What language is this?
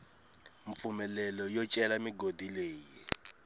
Tsonga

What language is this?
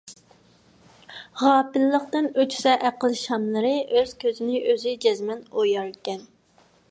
Uyghur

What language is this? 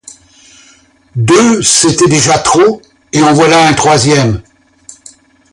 French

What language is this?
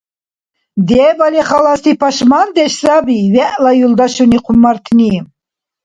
Dargwa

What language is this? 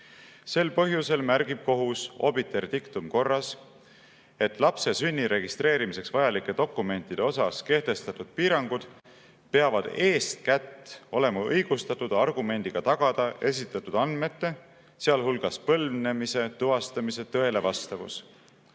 Estonian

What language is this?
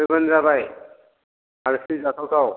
Bodo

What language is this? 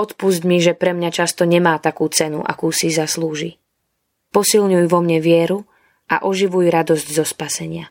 Slovak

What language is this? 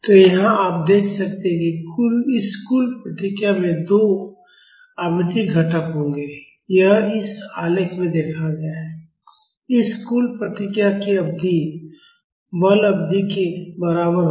Hindi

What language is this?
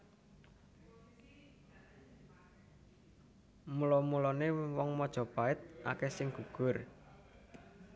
Javanese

